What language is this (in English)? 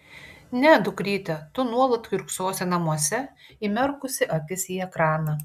Lithuanian